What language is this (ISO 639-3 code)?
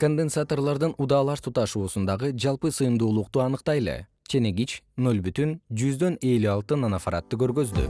kir